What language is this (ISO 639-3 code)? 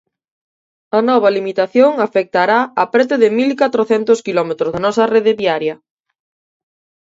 glg